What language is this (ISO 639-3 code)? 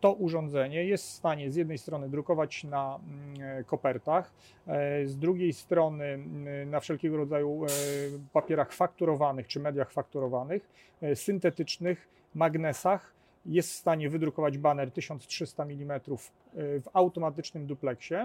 pol